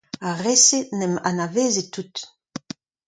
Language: Breton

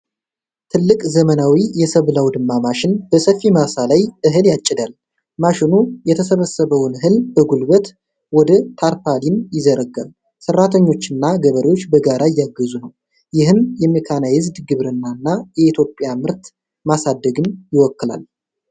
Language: Amharic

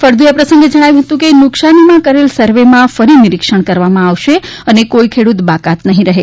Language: Gujarati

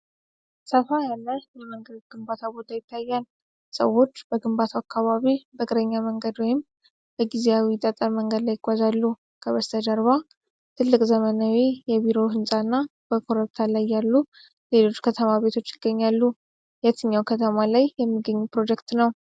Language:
Amharic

